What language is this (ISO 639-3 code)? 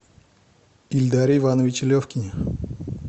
rus